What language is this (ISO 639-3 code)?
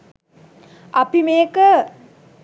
sin